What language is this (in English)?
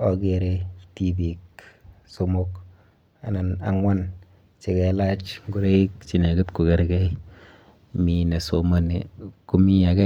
Kalenjin